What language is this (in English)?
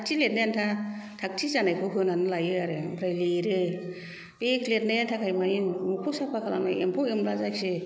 Bodo